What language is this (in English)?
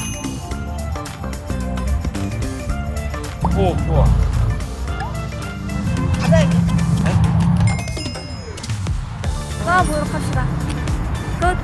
Korean